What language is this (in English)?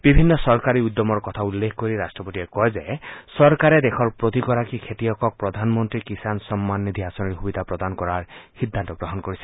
Assamese